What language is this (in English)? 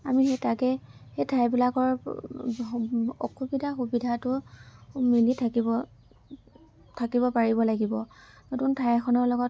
Assamese